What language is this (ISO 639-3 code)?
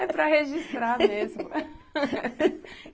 por